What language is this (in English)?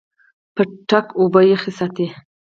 Pashto